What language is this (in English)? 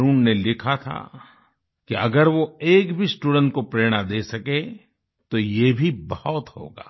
Hindi